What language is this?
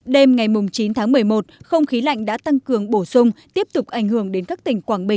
Vietnamese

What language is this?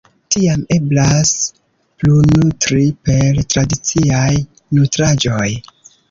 Esperanto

